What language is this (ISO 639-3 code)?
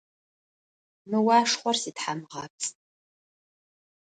ady